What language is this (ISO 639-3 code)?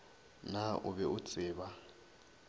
nso